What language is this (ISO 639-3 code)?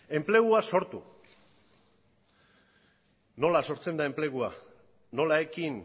eus